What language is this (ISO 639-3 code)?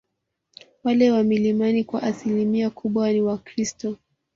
swa